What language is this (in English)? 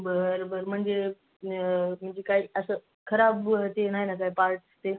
Marathi